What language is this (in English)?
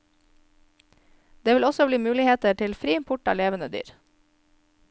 Norwegian